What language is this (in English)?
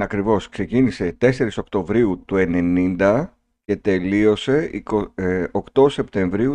Greek